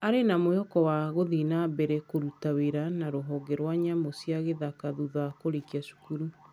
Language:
Kikuyu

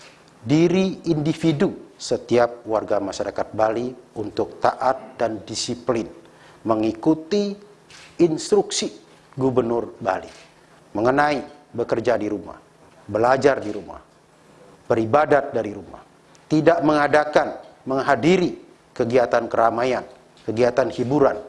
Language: Indonesian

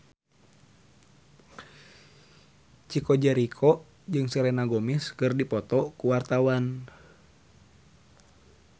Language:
Sundanese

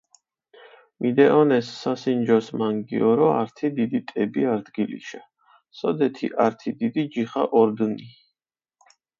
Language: Mingrelian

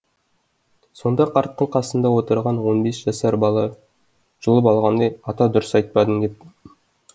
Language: Kazakh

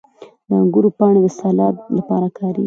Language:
Pashto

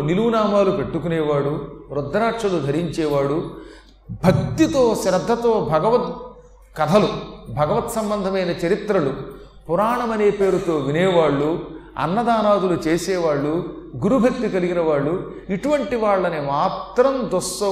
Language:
Telugu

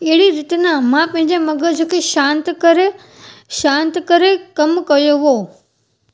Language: Sindhi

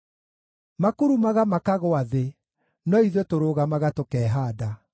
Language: Kikuyu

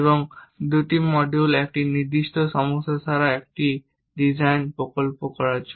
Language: Bangla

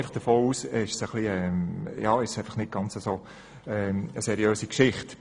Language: Swiss German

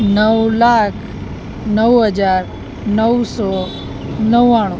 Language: Gujarati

